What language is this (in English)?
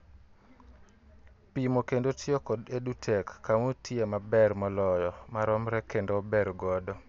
Luo (Kenya and Tanzania)